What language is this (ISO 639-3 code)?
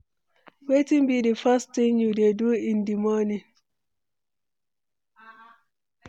pcm